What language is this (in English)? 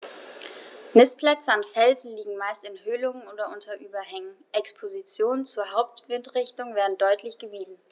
German